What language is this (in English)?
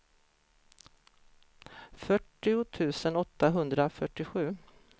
Swedish